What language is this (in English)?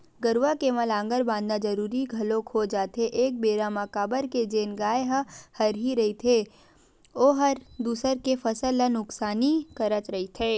Chhattisgarhi